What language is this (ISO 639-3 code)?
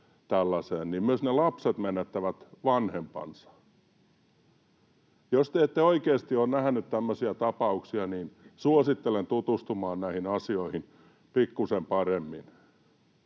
fin